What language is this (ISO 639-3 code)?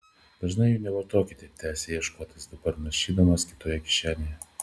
lit